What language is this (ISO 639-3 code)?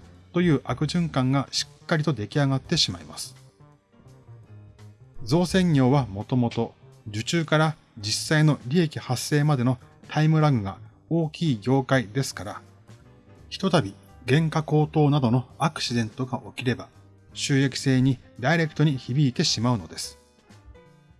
jpn